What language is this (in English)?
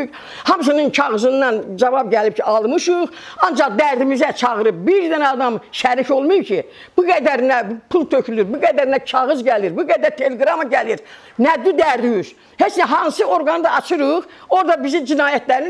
Turkish